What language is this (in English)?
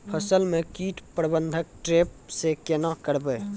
Maithili